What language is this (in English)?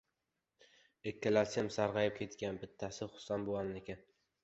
Uzbek